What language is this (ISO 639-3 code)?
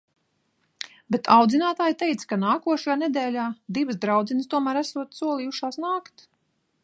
lav